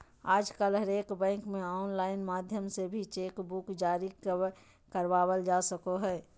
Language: Magahi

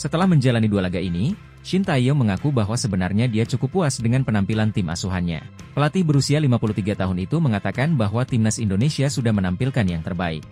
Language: Indonesian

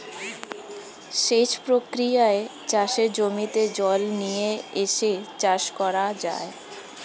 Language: Bangla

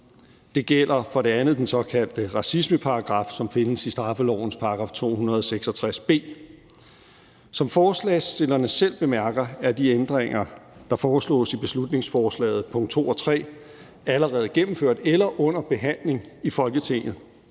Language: Danish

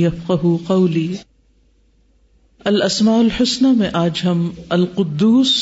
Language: Urdu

